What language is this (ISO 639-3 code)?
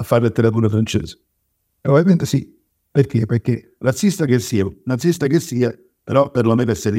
ita